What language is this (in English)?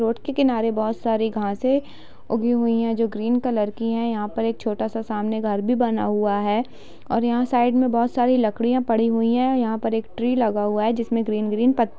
Hindi